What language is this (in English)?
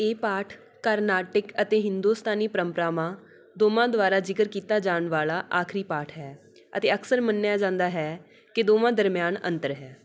Punjabi